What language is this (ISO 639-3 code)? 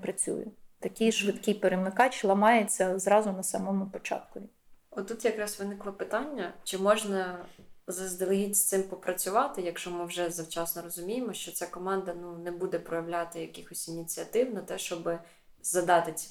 ukr